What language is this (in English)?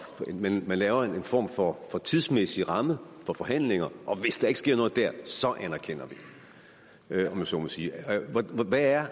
Danish